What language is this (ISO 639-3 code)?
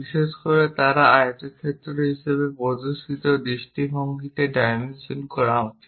ben